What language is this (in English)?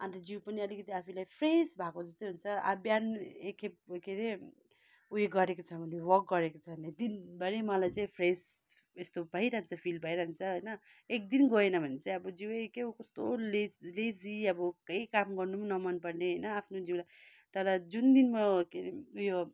Nepali